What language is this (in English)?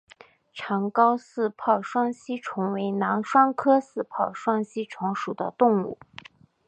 Chinese